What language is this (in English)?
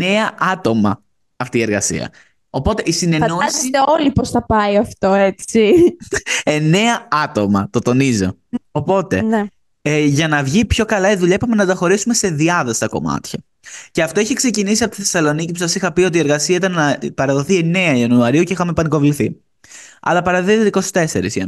Greek